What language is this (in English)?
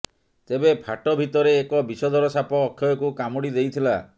Odia